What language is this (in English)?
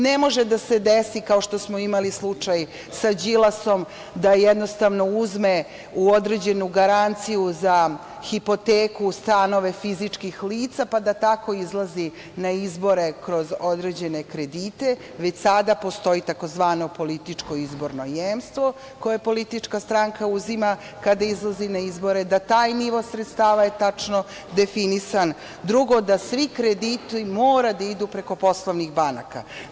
Serbian